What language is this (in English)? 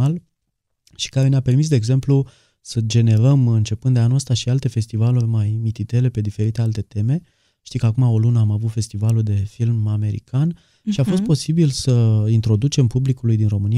Romanian